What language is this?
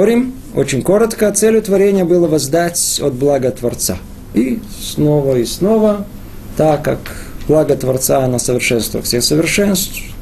Russian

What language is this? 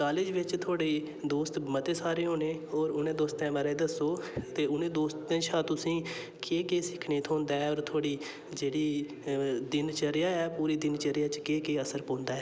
Dogri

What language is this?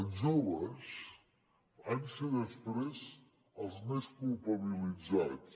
Catalan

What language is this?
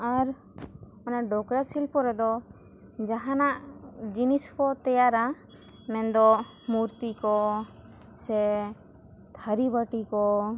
Santali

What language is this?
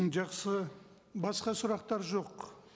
Kazakh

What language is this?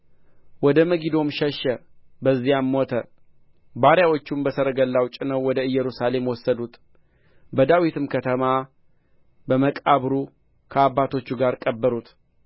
Amharic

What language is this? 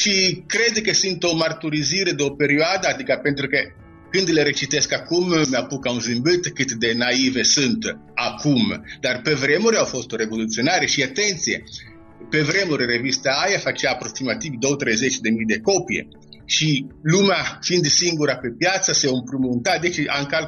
Romanian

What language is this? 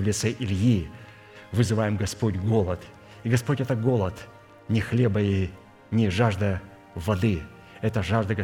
Russian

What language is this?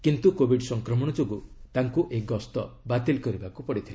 Odia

